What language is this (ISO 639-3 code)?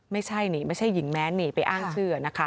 tha